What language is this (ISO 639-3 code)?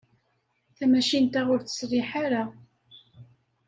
kab